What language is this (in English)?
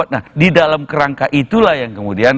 Indonesian